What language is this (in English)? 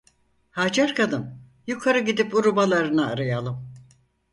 Turkish